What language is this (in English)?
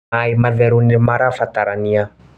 Kikuyu